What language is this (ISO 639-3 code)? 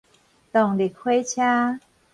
nan